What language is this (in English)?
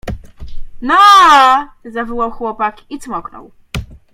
Polish